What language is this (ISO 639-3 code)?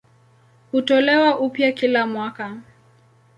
swa